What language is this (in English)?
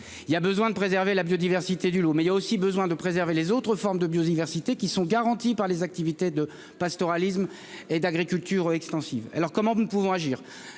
French